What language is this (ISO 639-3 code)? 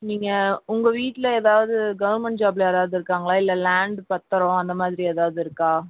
tam